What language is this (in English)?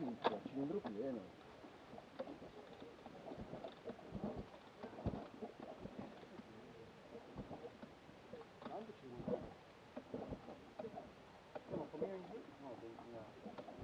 Italian